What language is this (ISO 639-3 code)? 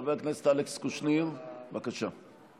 heb